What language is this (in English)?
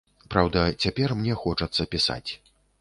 Belarusian